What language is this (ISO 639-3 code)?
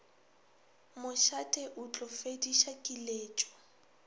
nso